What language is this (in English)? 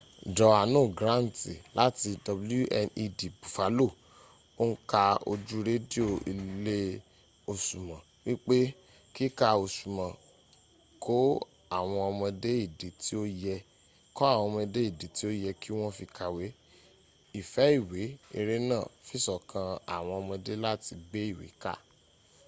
Yoruba